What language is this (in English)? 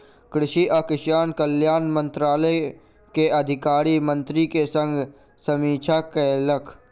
Maithili